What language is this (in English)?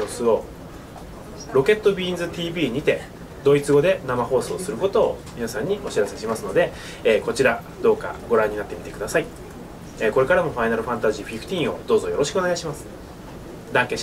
Japanese